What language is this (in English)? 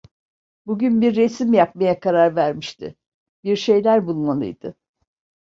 Turkish